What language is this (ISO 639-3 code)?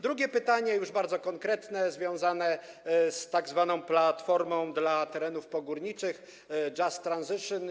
pol